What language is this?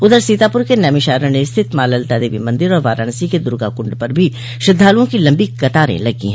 Hindi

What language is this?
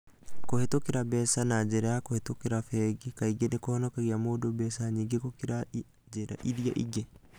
Kikuyu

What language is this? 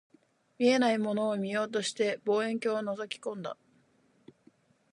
Japanese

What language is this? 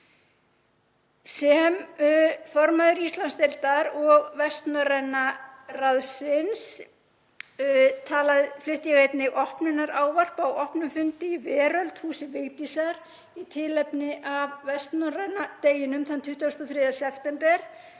Icelandic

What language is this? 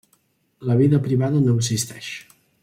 Catalan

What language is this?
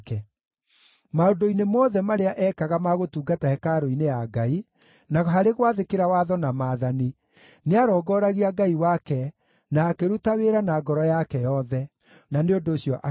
Kikuyu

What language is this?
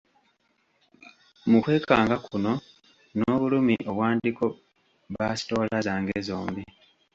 Ganda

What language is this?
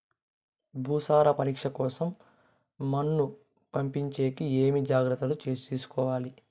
Telugu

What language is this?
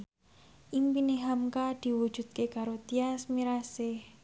Javanese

